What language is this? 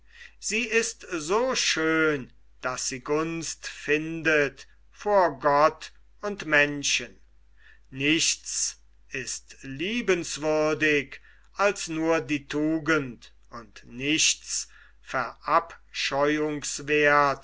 German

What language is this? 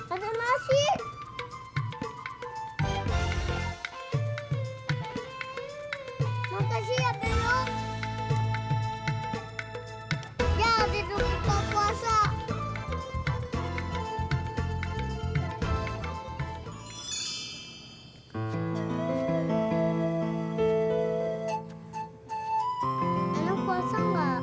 Indonesian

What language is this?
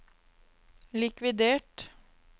Norwegian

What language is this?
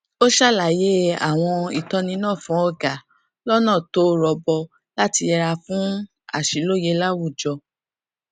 Yoruba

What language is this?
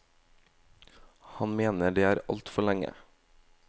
Norwegian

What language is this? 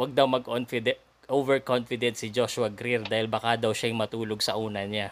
Filipino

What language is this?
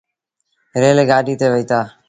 Sindhi Bhil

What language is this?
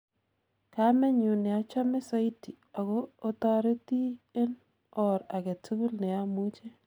Kalenjin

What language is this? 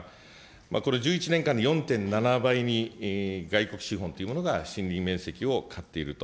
Japanese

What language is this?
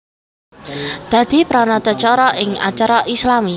Javanese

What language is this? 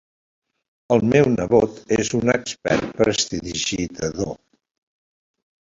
Catalan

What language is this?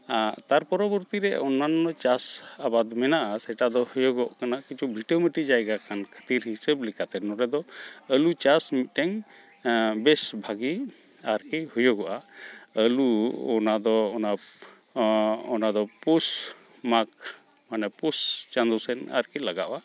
Santali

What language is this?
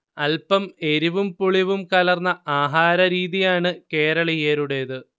Malayalam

